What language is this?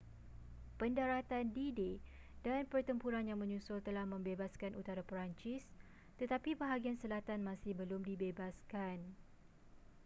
Malay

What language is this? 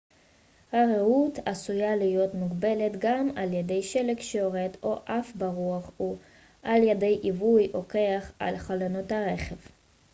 Hebrew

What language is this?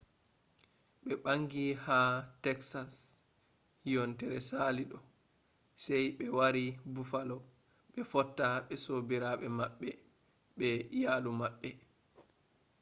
Fula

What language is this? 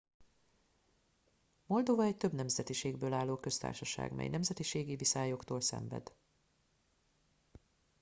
Hungarian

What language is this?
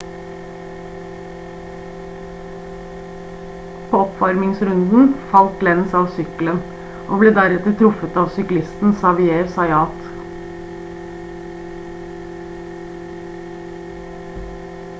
Norwegian Bokmål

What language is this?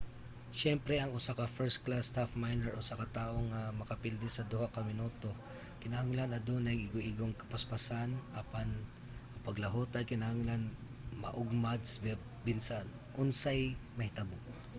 Cebuano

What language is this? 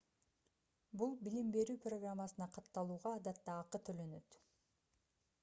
Kyrgyz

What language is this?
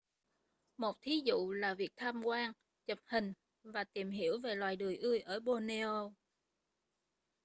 Vietnamese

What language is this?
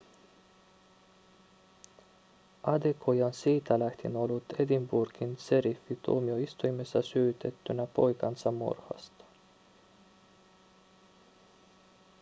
Finnish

